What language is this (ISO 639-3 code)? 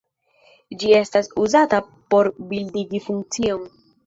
epo